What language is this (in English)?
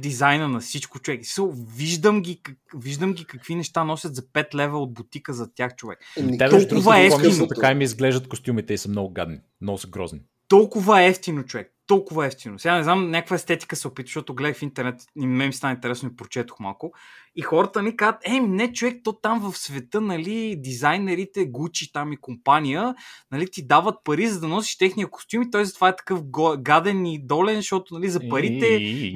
Bulgarian